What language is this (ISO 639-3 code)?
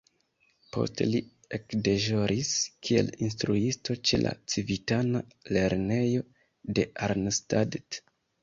epo